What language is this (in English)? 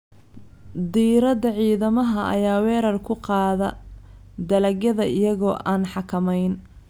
Somali